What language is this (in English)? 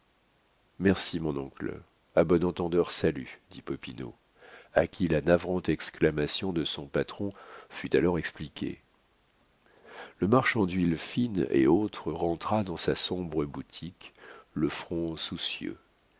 French